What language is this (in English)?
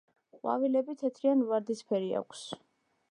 Georgian